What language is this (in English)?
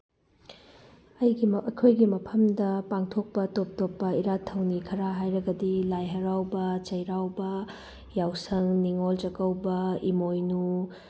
Manipuri